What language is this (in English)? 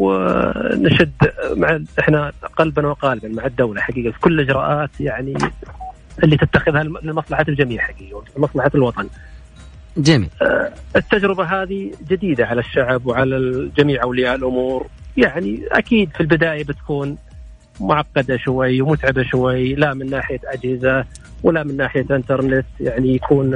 Arabic